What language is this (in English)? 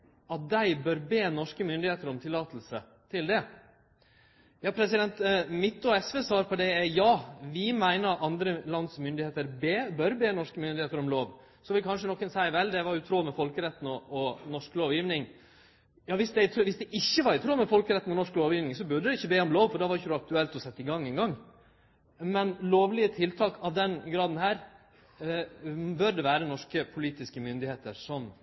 Norwegian Nynorsk